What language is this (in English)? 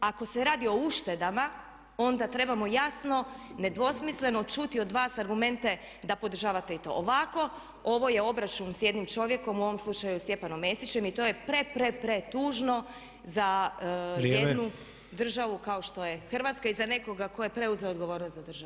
Croatian